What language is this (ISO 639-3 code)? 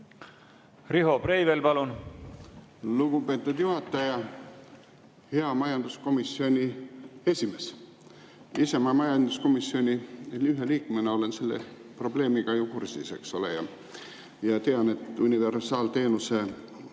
est